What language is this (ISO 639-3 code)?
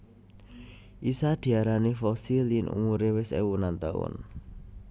jav